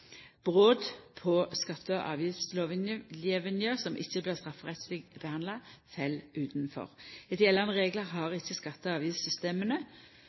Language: Norwegian Nynorsk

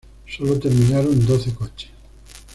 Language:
Spanish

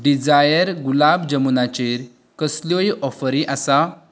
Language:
Konkani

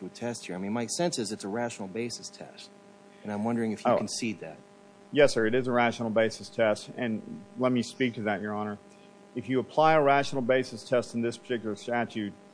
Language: English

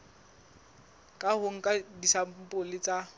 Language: Southern Sotho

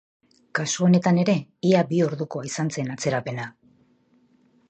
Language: Basque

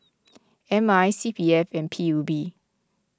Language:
English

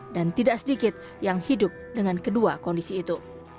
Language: Indonesian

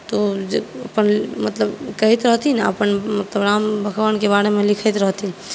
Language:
Maithili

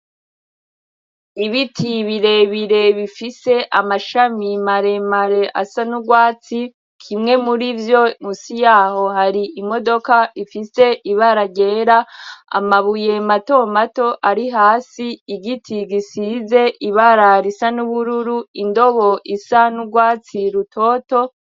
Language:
Rundi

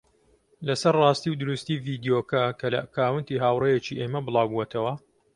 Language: Central Kurdish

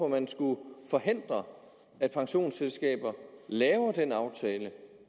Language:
Danish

